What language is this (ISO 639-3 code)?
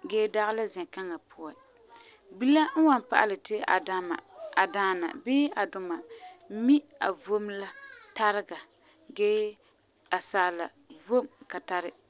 gur